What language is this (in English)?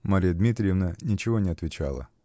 Russian